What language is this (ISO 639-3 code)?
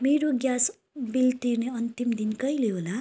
nep